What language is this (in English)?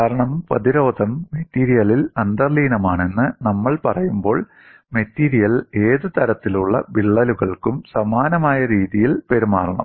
Malayalam